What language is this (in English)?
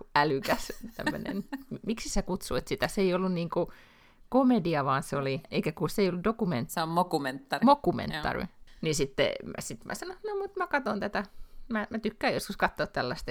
Finnish